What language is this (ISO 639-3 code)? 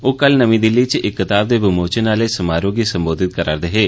doi